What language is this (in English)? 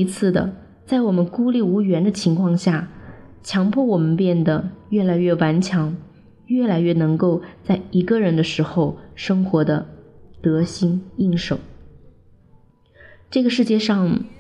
Chinese